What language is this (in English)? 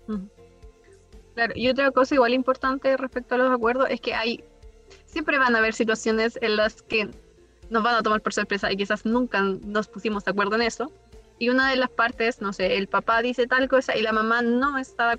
Spanish